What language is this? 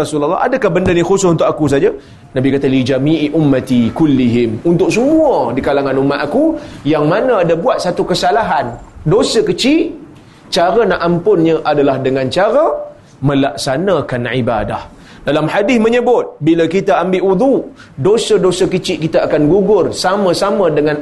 Malay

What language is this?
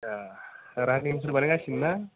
Bodo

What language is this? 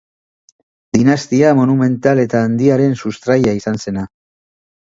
Basque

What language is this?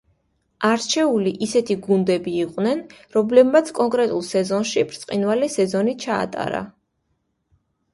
Georgian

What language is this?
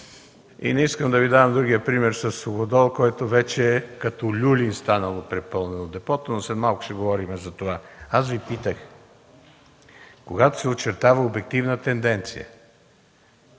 Bulgarian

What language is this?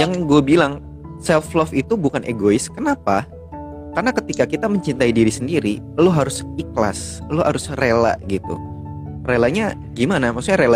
Indonesian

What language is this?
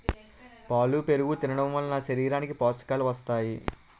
Telugu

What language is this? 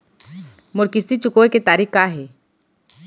Chhattisgarhi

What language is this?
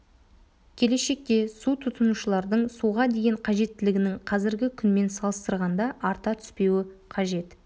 Kazakh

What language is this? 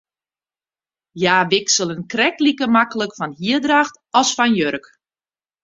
Western Frisian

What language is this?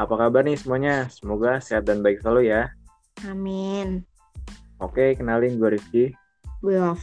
Indonesian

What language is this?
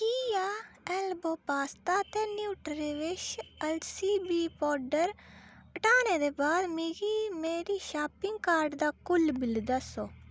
Dogri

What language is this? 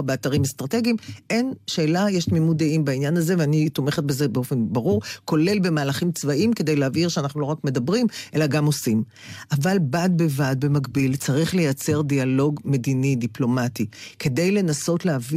Hebrew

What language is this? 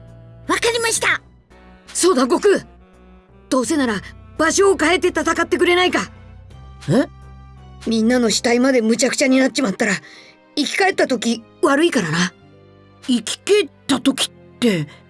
Japanese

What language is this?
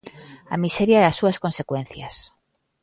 Galician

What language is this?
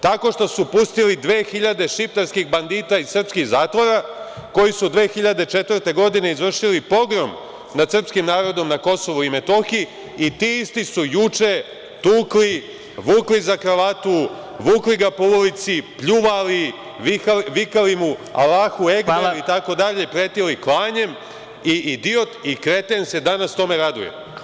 Serbian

